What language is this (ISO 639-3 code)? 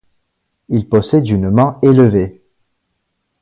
fra